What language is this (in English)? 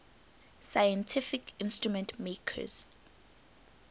English